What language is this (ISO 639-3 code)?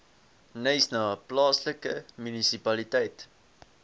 afr